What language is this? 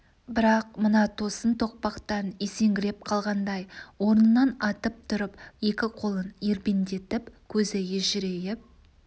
Kazakh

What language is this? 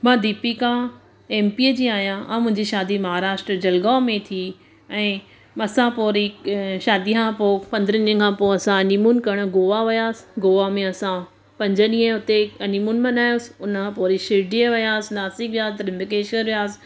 Sindhi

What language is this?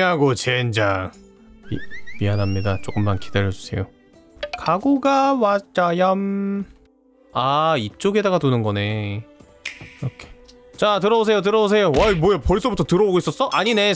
Korean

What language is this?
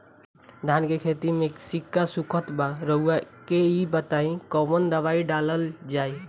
Bhojpuri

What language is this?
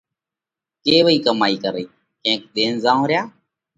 Parkari Koli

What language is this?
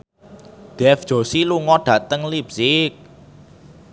Javanese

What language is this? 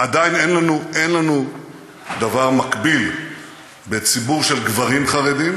Hebrew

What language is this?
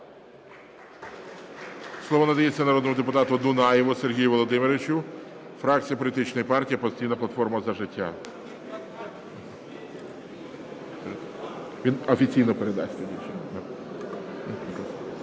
Ukrainian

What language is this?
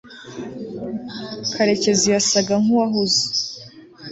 Kinyarwanda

